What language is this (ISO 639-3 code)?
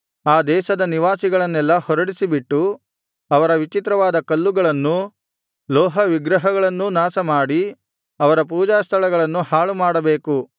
kan